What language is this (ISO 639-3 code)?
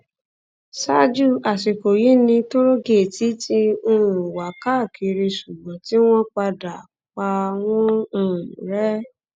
yor